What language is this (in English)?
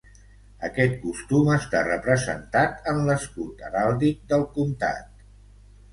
Catalan